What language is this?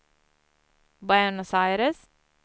Swedish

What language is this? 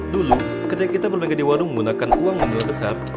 Indonesian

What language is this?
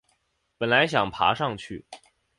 Chinese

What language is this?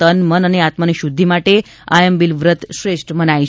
Gujarati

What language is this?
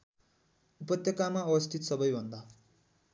Nepali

